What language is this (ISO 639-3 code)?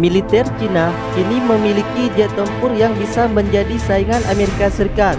ind